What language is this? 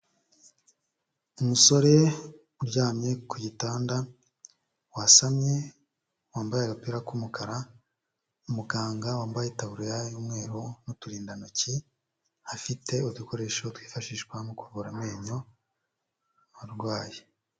Kinyarwanda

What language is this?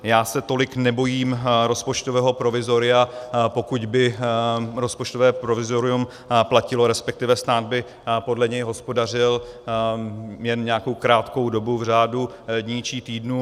Czech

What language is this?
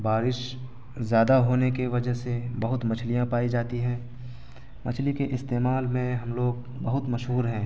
Urdu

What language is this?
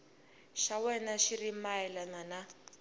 Tsonga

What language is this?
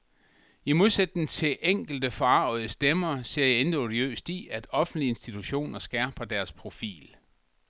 Danish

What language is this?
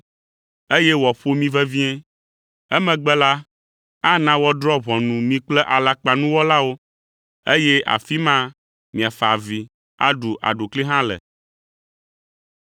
Ewe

